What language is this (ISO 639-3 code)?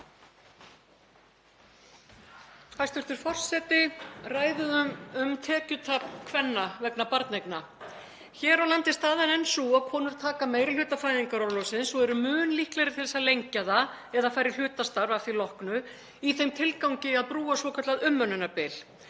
isl